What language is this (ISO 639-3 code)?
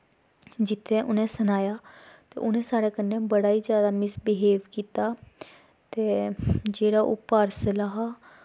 doi